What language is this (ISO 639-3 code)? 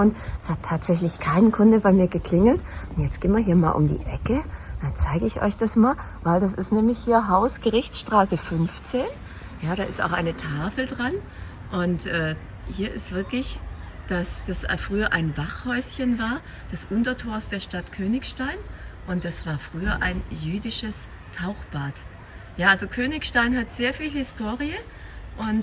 deu